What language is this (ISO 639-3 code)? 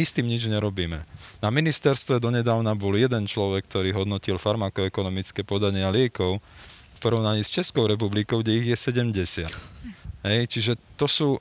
slk